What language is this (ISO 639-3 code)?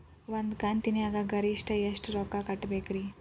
kan